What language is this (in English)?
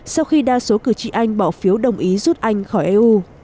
Vietnamese